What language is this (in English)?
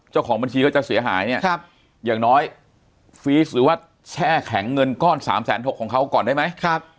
Thai